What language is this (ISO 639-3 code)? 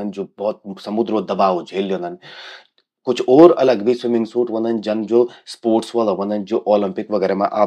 gbm